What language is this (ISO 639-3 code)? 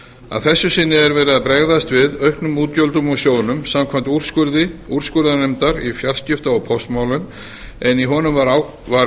isl